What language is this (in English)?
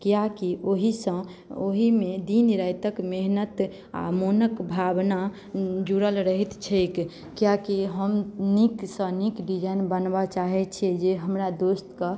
Maithili